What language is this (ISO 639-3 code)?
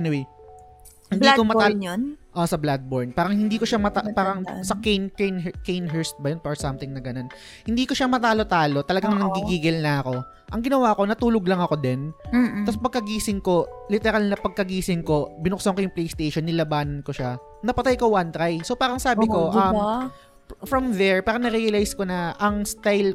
fil